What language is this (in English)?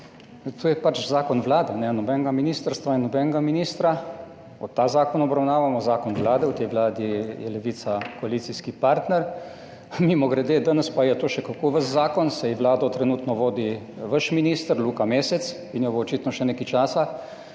Slovenian